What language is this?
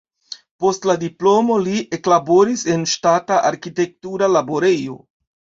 Esperanto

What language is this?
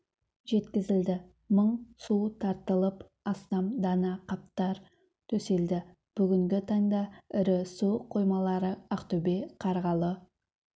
Kazakh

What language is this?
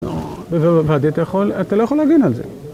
Hebrew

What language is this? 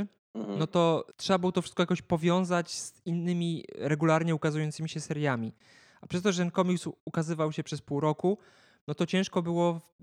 Polish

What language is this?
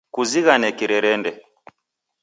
Taita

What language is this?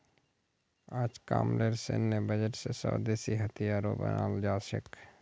Magahi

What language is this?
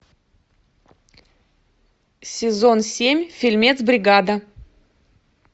Russian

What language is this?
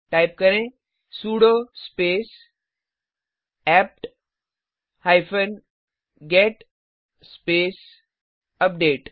Hindi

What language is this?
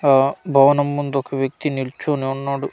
Telugu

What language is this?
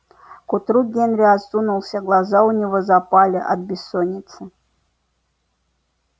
Russian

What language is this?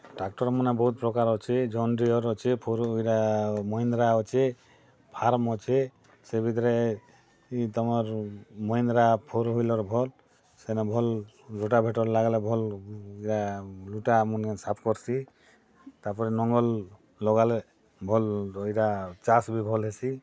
Odia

